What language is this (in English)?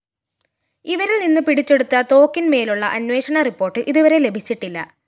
Malayalam